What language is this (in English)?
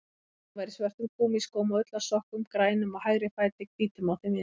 Icelandic